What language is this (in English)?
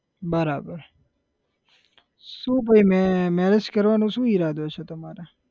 Gujarati